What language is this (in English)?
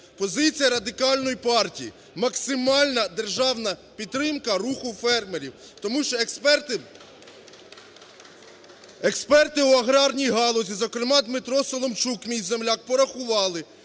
Ukrainian